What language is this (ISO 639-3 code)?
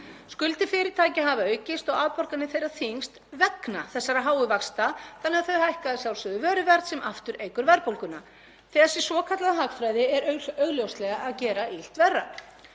isl